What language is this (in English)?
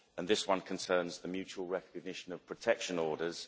English